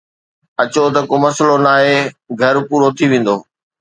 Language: Sindhi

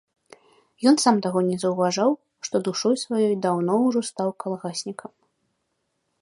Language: Belarusian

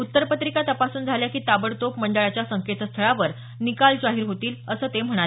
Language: Marathi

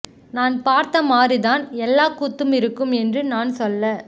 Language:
Tamil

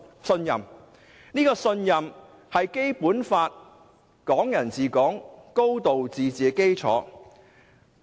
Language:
Cantonese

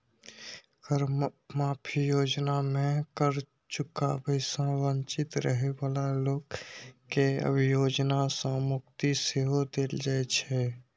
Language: Maithili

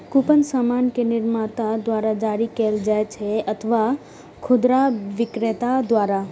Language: Maithili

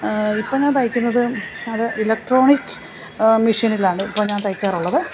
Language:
Malayalam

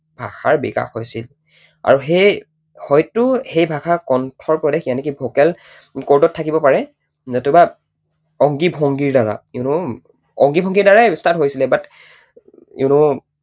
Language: Assamese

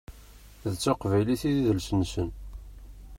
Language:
Kabyle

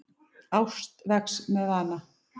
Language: Icelandic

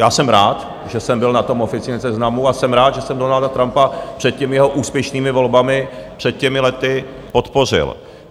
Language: Czech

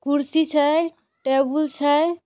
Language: Magahi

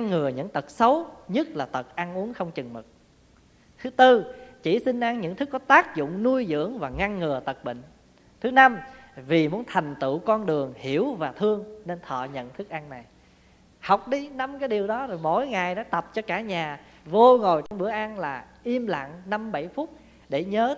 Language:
Vietnamese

